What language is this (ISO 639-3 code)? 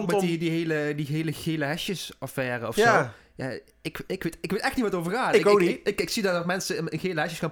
nld